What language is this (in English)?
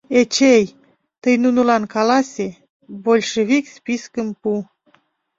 Mari